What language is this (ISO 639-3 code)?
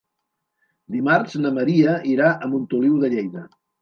cat